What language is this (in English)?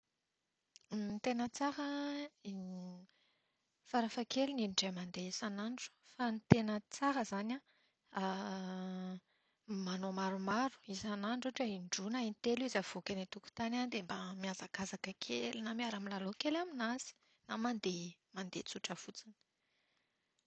Malagasy